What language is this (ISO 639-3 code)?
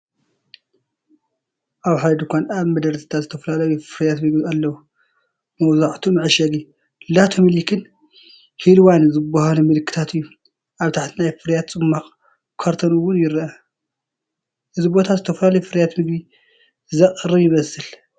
tir